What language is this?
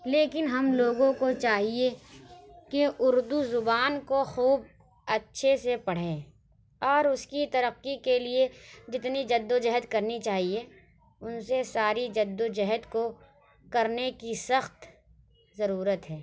Urdu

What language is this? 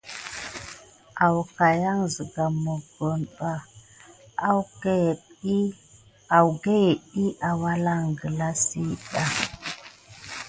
Gidar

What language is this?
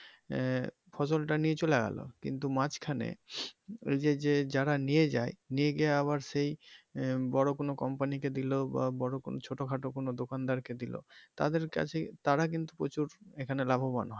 Bangla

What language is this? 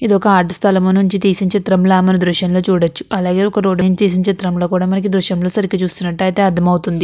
Telugu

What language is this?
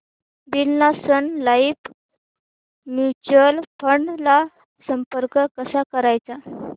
Marathi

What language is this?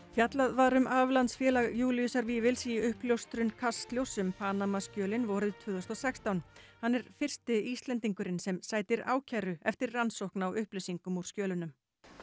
Icelandic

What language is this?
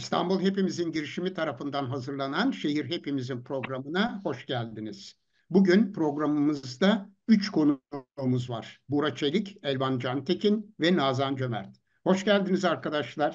Turkish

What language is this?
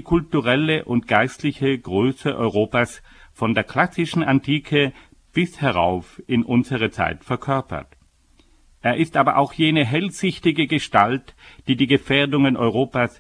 German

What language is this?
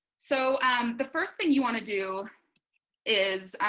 English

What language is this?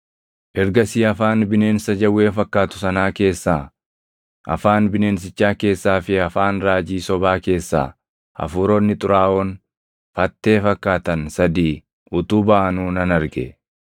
Oromo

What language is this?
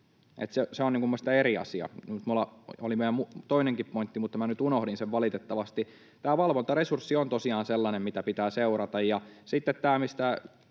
Finnish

